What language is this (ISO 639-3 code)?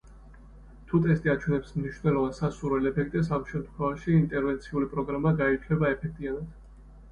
kat